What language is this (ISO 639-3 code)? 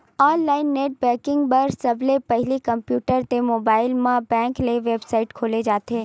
hne